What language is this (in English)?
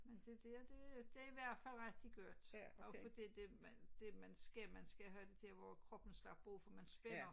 Danish